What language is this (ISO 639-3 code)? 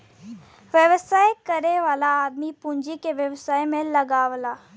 bho